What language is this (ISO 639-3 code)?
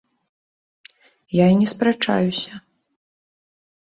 bel